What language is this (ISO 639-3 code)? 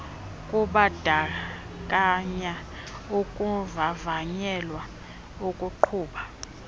xho